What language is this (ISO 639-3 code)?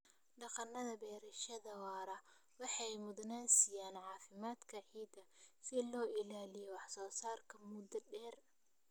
som